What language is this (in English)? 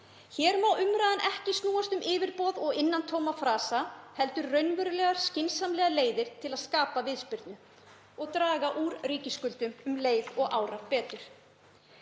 Icelandic